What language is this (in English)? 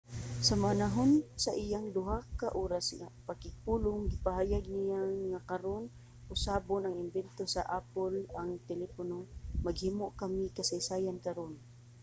Cebuano